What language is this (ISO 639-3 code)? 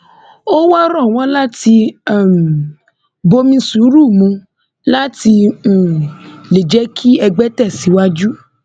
yor